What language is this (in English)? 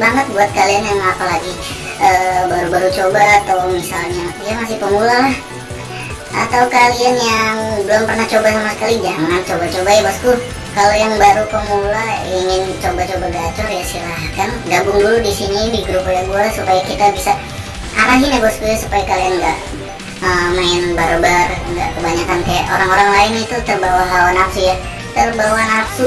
Indonesian